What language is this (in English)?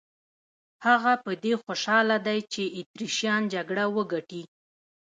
Pashto